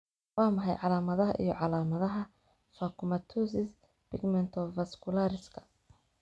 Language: Somali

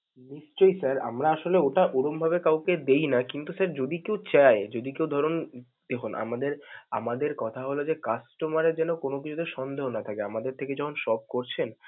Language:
Bangla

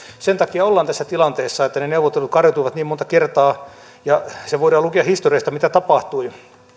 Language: Finnish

